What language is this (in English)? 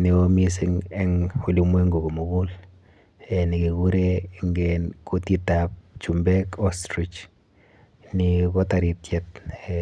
Kalenjin